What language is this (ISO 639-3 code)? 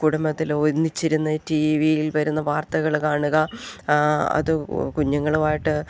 mal